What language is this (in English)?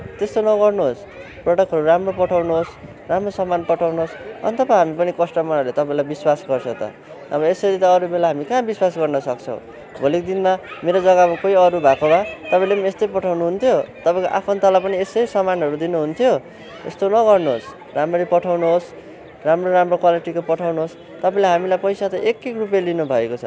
Nepali